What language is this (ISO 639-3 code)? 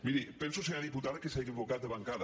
cat